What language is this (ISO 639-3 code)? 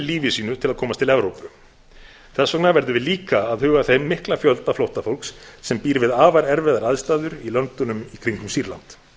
isl